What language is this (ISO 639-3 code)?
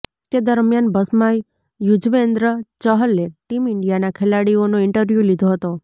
guj